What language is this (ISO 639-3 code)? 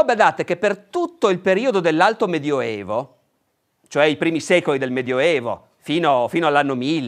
ita